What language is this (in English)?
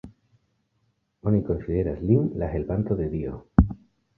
Esperanto